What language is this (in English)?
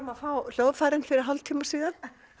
Icelandic